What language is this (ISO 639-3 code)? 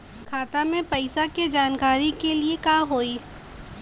bho